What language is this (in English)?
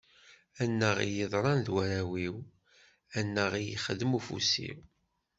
Kabyle